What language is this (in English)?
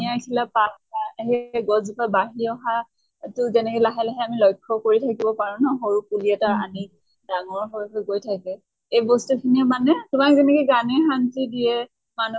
Assamese